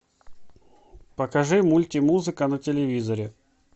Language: Russian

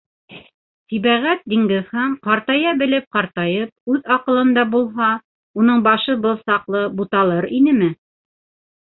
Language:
Bashkir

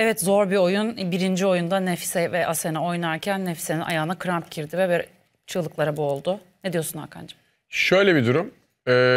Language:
Turkish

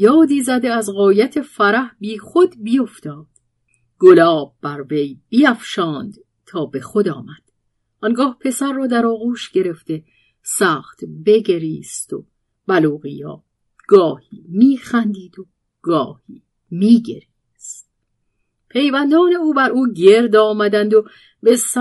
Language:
Persian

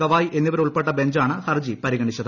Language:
Malayalam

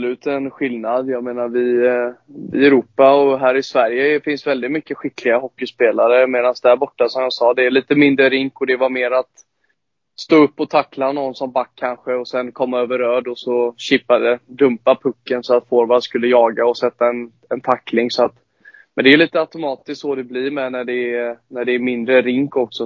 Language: Swedish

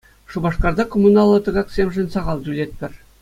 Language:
Chuvash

